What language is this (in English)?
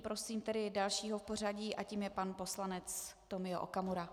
Czech